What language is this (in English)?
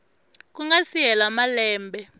Tsonga